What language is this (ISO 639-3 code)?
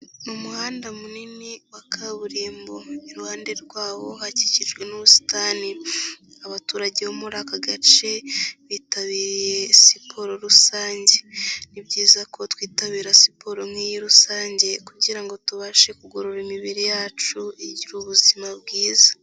kin